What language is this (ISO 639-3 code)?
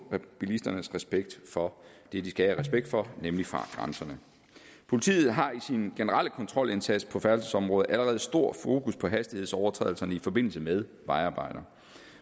dan